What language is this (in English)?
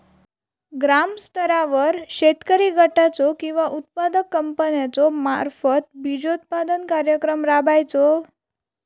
Marathi